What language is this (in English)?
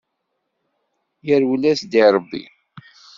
Kabyle